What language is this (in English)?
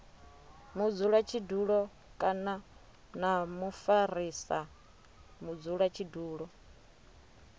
Venda